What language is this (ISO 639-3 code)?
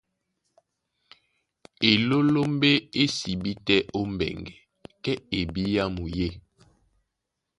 dua